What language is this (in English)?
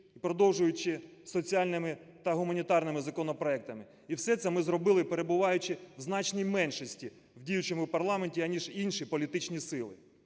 Ukrainian